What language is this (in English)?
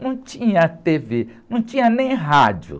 Portuguese